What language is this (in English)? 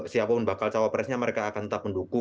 Indonesian